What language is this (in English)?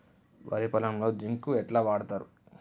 Telugu